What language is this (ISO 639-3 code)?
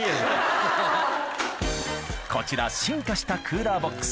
jpn